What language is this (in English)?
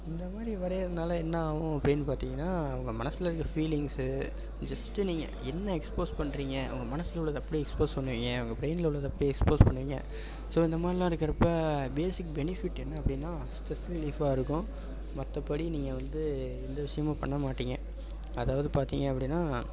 Tamil